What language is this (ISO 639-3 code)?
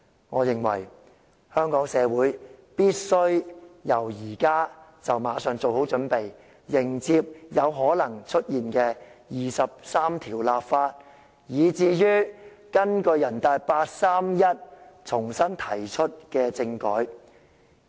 yue